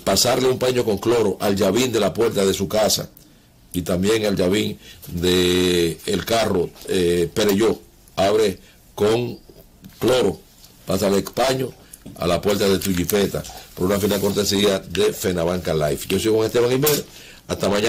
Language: Spanish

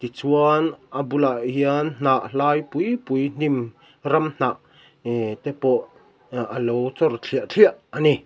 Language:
Mizo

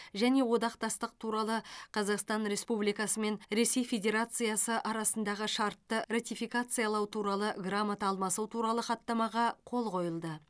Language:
Kazakh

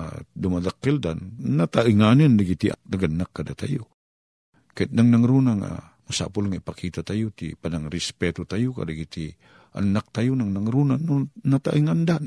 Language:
Filipino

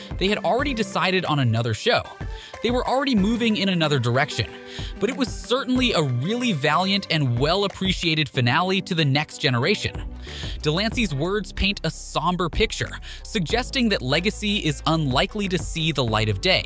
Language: English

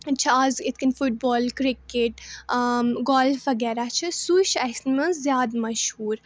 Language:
Kashmiri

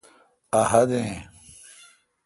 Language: Kalkoti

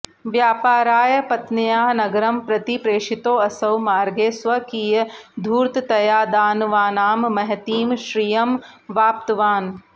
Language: Sanskrit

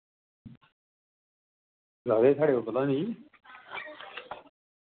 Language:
Dogri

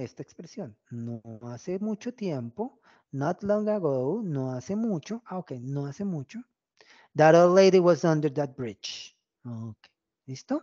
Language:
Spanish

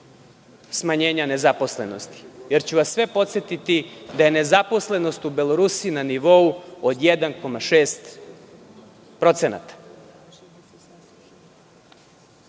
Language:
Serbian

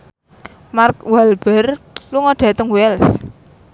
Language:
Javanese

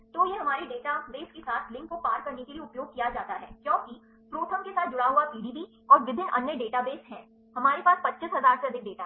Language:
Hindi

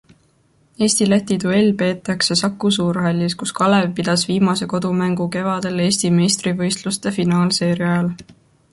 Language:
Estonian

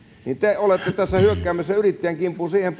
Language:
Finnish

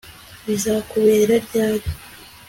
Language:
Kinyarwanda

